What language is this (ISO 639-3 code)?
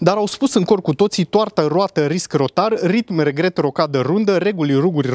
ron